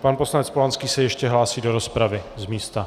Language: Czech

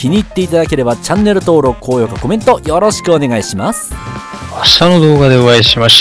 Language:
Japanese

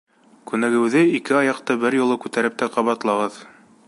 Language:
Bashkir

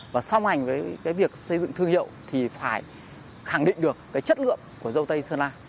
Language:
Vietnamese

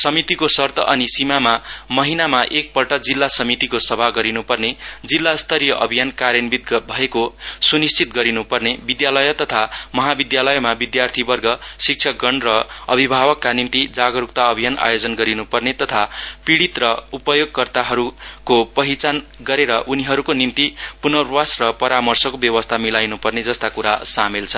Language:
Nepali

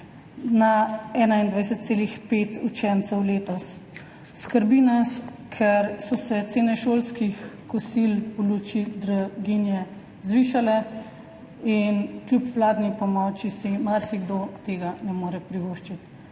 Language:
Slovenian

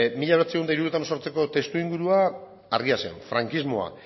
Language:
Basque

